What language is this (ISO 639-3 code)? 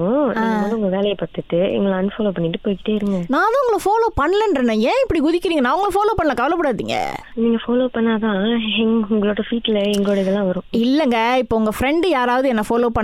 tam